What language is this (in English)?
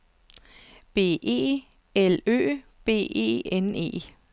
Danish